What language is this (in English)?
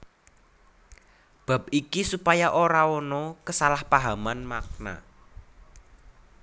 Javanese